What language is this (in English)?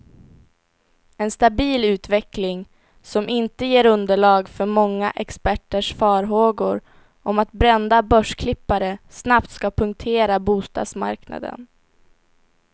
Swedish